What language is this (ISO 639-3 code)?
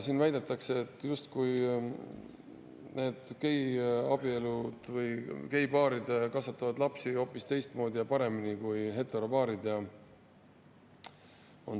est